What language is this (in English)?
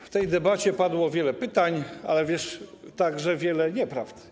Polish